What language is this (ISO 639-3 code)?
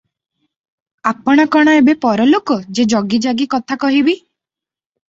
ori